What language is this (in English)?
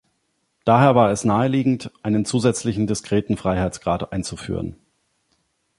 German